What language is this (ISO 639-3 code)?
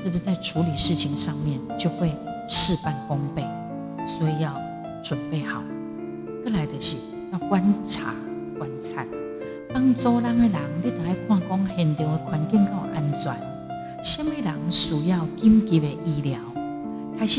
zho